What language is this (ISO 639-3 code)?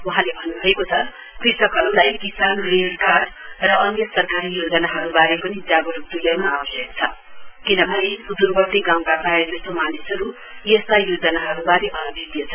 nep